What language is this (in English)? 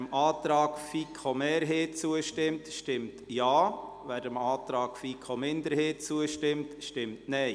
Swiss German